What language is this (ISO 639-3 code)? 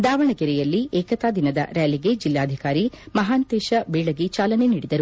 kan